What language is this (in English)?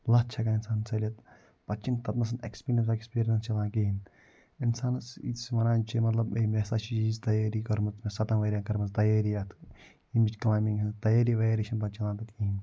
Kashmiri